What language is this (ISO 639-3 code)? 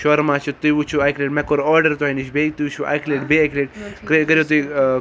kas